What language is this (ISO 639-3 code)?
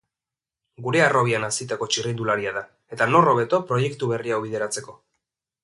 eus